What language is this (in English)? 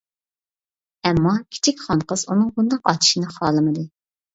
Uyghur